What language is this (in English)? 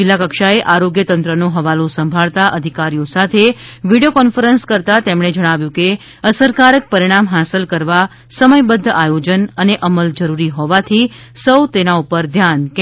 Gujarati